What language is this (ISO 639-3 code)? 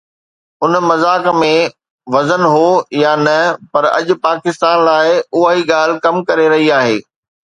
snd